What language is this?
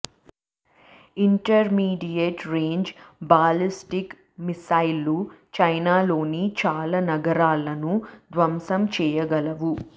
Telugu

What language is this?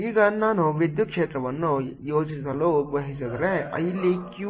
Kannada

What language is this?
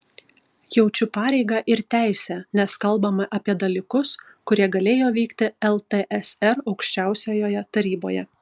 Lithuanian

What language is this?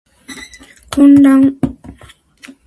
Japanese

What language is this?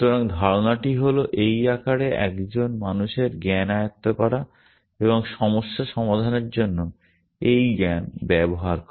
Bangla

